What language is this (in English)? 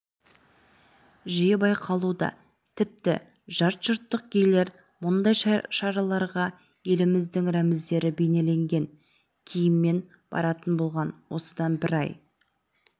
Kazakh